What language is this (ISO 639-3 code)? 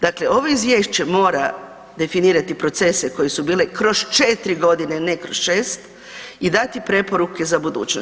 hrv